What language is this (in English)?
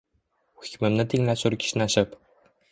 Uzbek